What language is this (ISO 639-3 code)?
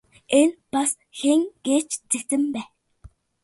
mon